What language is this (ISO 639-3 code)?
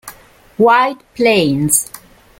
ita